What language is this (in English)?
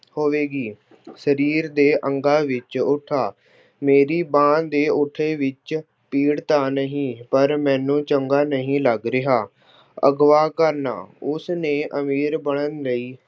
Punjabi